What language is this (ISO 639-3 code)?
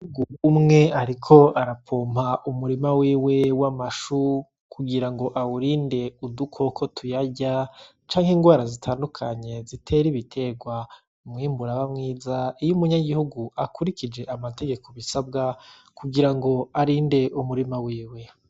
run